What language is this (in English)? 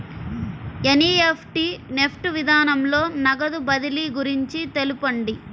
Telugu